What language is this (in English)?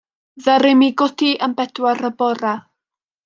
Welsh